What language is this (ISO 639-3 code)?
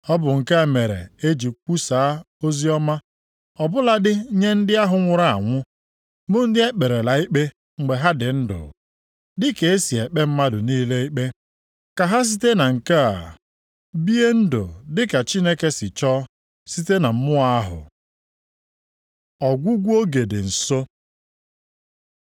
ibo